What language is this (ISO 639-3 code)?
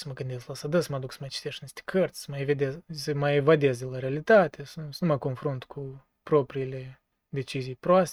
ron